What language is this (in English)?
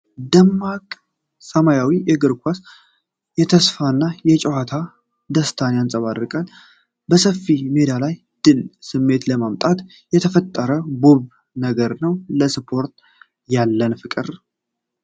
Amharic